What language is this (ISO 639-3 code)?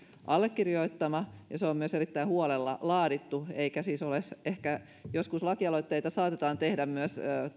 fin